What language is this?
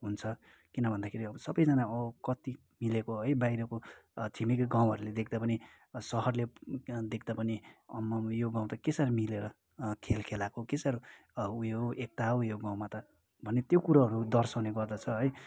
Nepali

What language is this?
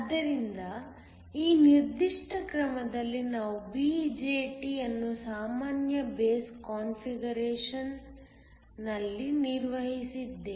Kannada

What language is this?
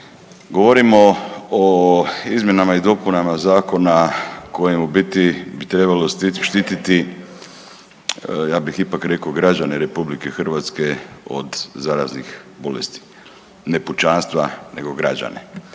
Croatian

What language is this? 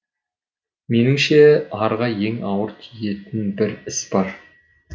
Kazakh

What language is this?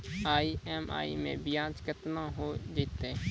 Maithili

